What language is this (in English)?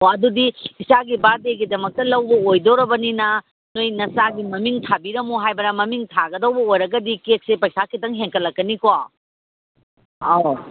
Manipuri